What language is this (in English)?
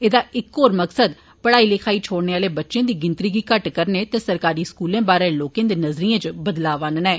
Dogri